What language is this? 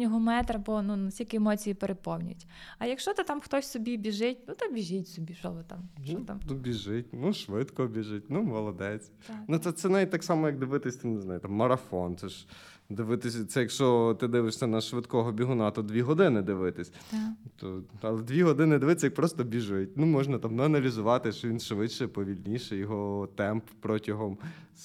Ukrainian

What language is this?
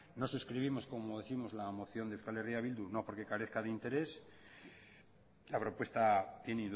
Spanish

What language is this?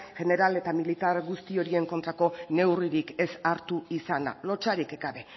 Basque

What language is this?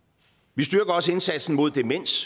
Danish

